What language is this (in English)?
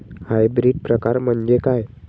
Marathi